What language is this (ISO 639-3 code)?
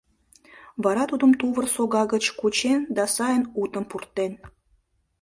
chm